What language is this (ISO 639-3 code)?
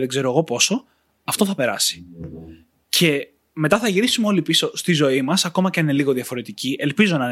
ell